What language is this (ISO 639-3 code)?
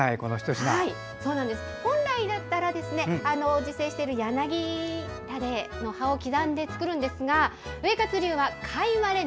jpn